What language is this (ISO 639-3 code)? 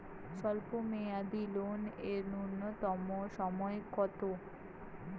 ben